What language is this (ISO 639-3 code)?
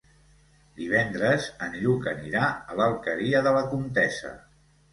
cat